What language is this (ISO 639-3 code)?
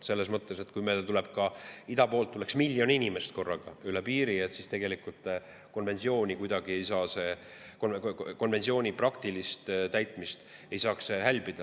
est